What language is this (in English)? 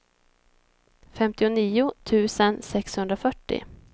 Swedish